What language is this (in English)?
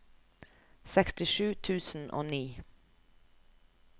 Norwegian